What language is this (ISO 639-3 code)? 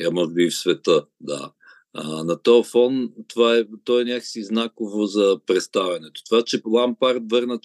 bul